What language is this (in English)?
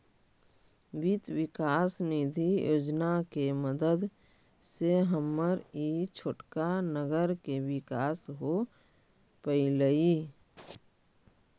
Magahi